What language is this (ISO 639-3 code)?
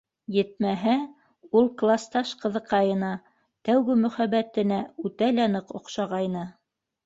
bak